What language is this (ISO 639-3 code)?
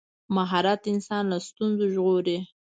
pus